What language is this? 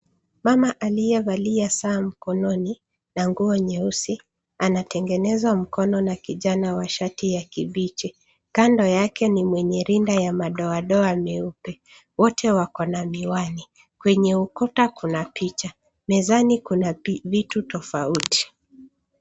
Swahili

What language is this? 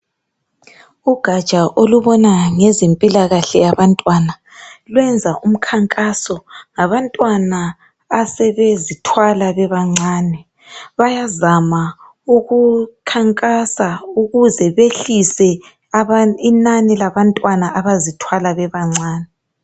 North Ndebele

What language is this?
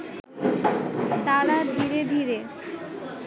Bangla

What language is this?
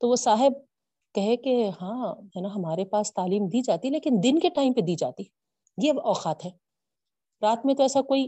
Urdu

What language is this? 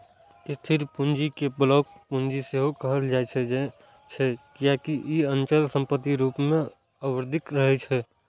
Maithili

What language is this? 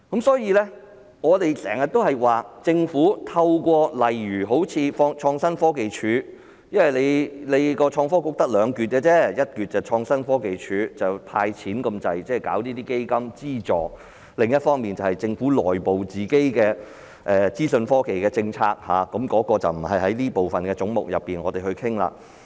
Cantonese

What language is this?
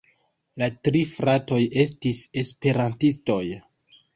Esperanto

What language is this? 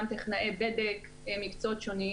Hebrew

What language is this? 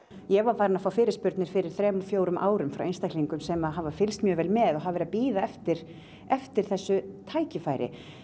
Icelandic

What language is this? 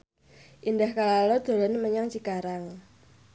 Javanese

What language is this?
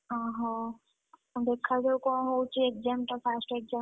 Odia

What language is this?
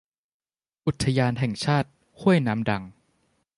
Thai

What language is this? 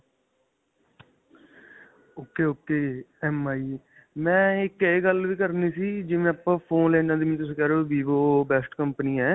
Punjabi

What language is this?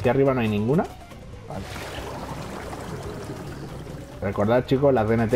Spanish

